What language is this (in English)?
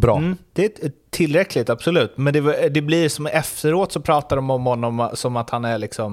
Swedish